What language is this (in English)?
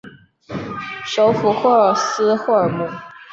Chinese